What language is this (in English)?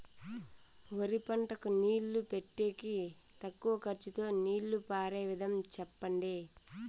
Telugu